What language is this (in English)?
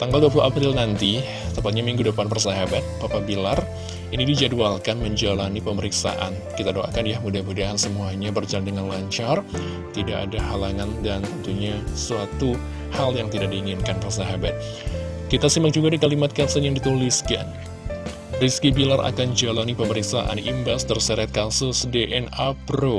Indonesian